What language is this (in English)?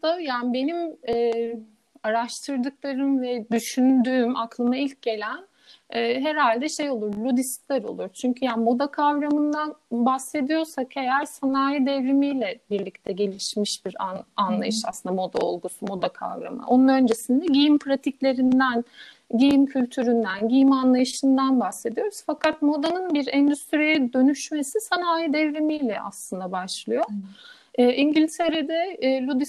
Turkish